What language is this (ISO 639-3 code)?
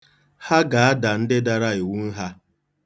ibo